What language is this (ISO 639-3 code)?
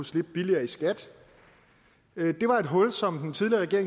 dan